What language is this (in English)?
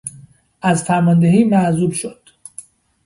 Persian